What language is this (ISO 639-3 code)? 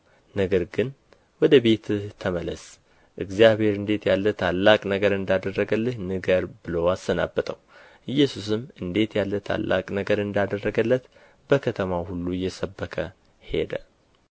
amh